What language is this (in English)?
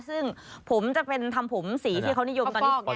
Thai